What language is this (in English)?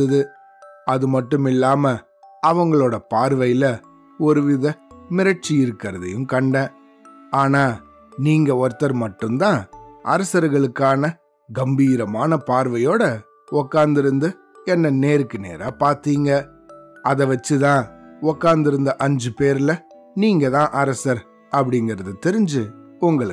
Tamil